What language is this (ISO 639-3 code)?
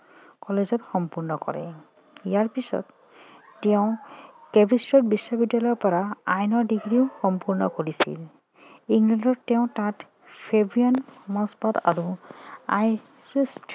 asm